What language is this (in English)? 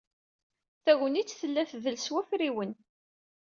Kabyle